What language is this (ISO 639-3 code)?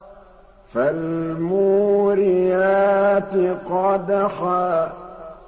ara